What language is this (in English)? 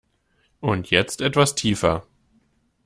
German